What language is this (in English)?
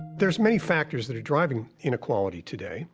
English